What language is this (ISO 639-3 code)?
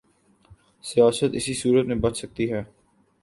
urd